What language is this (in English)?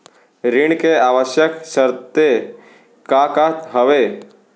Chhattisgarhi